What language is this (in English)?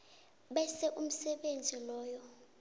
South Ndebele